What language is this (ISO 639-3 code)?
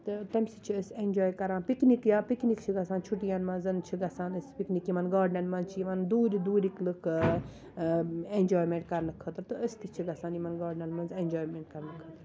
kas